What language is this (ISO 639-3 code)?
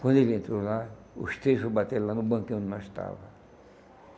por